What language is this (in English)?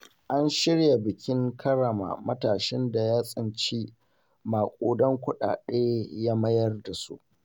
Hausa